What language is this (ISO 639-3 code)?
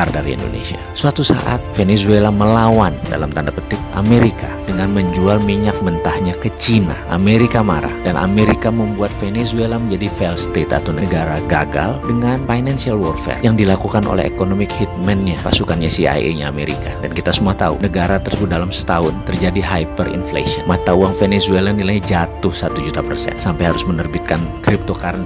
ind